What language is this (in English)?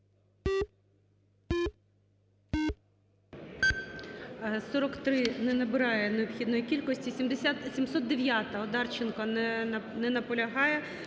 Ukrainian